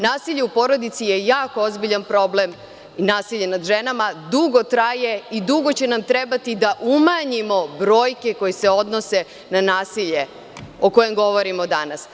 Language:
Serbian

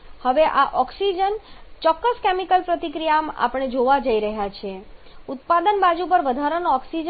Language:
Gujarati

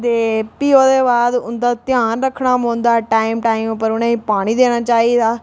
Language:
Dogri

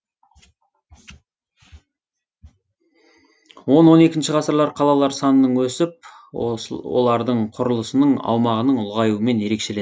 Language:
Kazakh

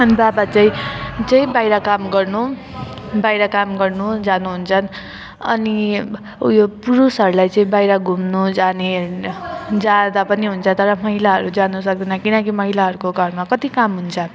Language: Nepali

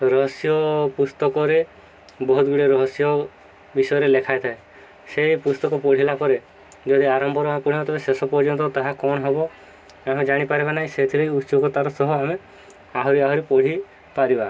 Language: Odia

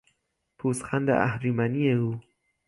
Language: Persian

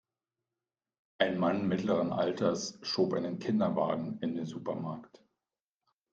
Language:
German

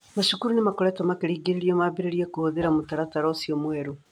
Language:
Kikuyu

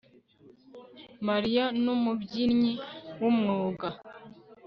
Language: Kinyarwanda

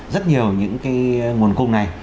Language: Vietnamese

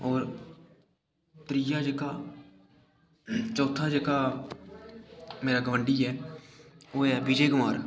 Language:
Dogri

